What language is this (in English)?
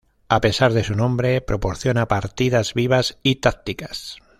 Spanish